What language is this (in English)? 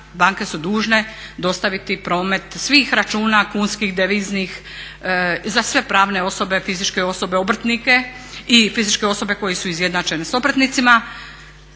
Croatian